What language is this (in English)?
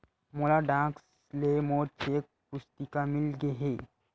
Chhattisgarhi